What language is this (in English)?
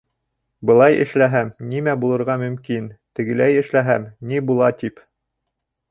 Bashkir